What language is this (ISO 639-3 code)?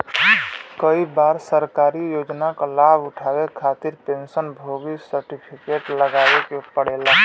bho